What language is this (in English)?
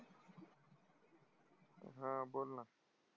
Marathi